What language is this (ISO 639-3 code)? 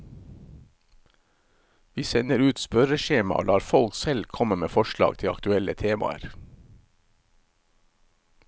nor